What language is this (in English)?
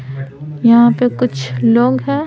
Hindi